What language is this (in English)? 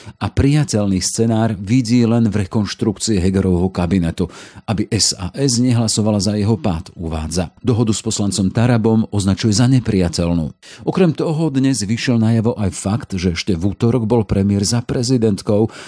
Slovak